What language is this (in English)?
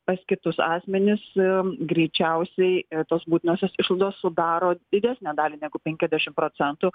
Lithuanian